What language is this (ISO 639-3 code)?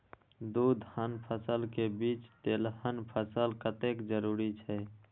mai